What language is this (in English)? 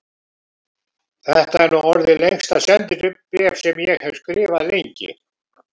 Icelandic